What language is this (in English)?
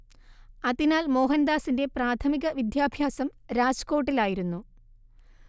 Malayalam